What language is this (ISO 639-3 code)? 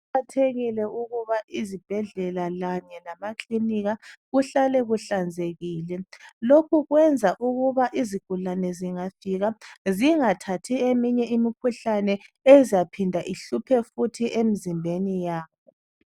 nde